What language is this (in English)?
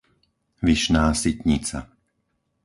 Slovak